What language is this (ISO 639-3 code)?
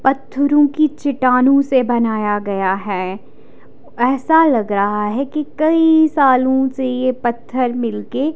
hin